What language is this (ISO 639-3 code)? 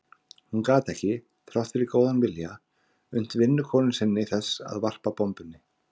isl